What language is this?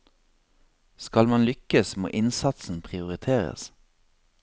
Norwegian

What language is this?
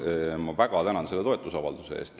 Estonian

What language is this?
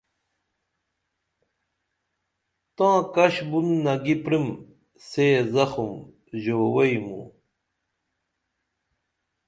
Dameli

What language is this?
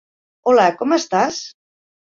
Catalan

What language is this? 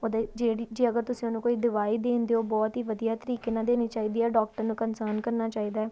Punjabi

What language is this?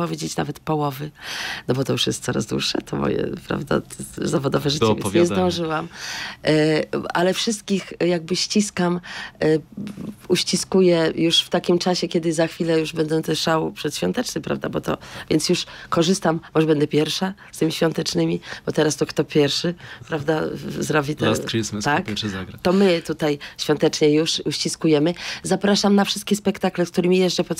Polish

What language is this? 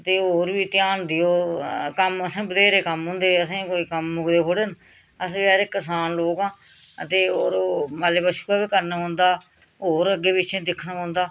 Dogri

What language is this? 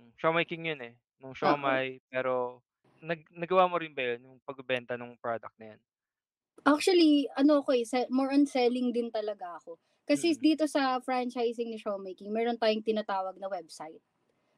Filipino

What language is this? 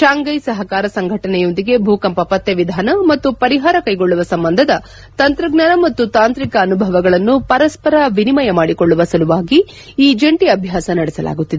Kannada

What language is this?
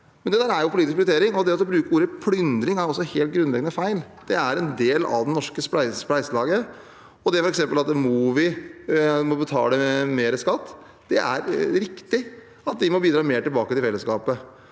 Norwegian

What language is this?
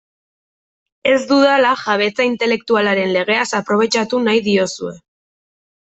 Basque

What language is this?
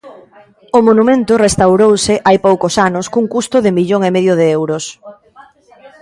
Galician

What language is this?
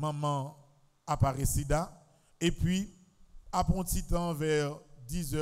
French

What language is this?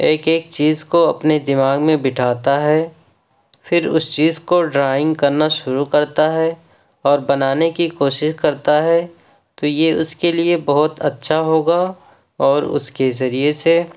Urdu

